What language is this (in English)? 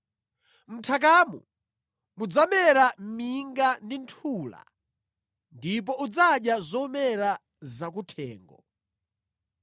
Nyanja